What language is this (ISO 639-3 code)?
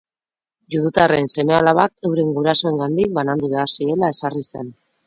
eus